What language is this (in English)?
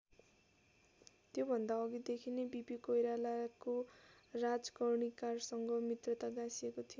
Nepali